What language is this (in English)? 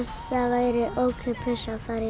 Icelandic